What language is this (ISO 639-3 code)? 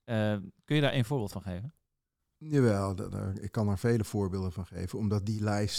nld